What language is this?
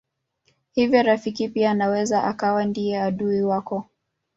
Swahili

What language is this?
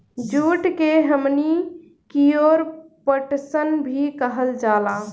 Bhojpuri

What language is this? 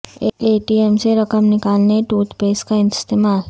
Urdu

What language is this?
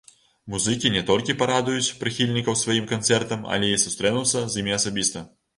Belarusian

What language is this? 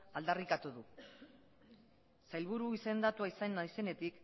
Basque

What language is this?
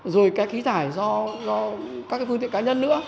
Vietnamese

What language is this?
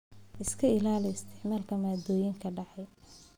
Somali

